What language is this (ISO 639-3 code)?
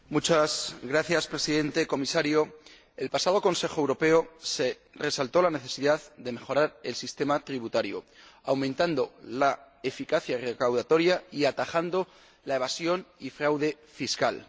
spa